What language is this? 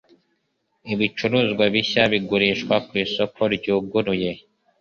Kinyarwanda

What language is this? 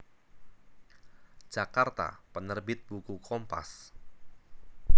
Javanese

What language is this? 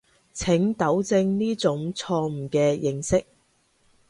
Cantonese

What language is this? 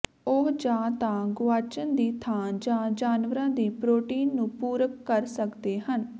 Punjabi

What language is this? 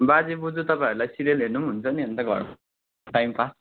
Nepali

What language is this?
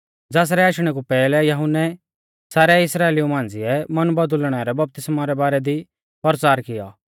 Mahasu Pahari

